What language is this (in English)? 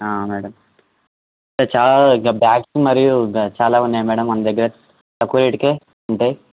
Telugu